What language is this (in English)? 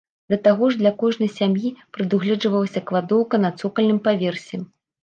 Belarusian